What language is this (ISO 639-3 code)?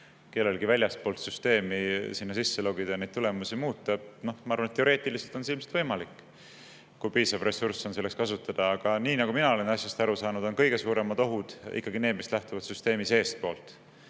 est